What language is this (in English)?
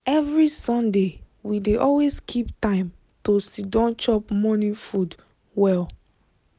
Nigerian Pidgin